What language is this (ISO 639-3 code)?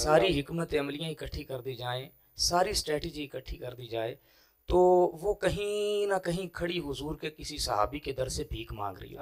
hin